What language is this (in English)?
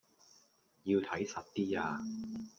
Cantonese